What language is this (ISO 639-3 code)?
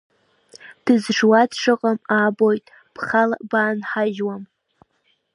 abk